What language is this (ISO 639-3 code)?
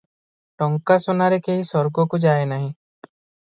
ori